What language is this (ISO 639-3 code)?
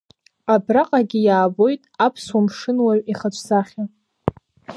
abk